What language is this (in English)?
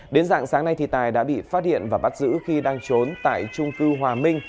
Vietnamese